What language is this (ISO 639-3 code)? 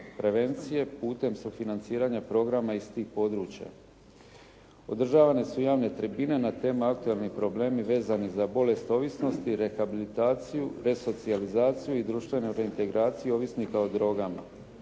hrv